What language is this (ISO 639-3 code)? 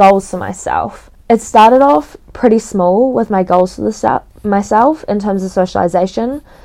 eng